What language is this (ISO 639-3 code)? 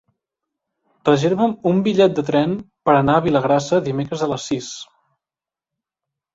cat